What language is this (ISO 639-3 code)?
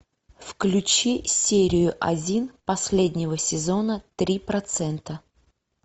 rus